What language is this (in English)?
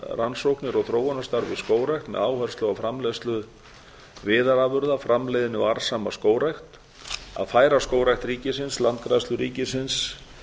Icelandic